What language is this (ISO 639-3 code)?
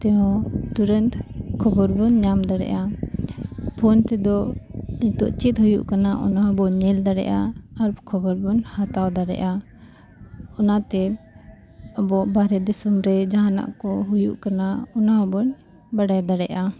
sat